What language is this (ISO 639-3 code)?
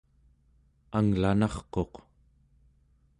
esu